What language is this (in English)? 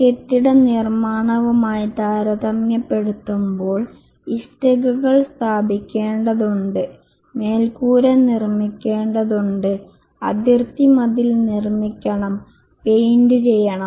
Malayalam